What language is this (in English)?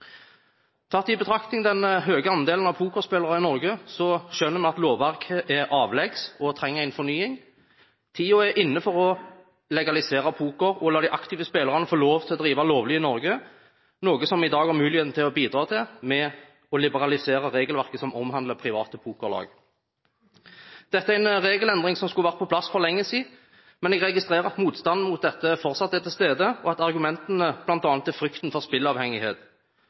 Norwegian Bokmål